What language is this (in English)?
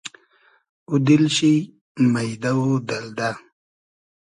Hazaragi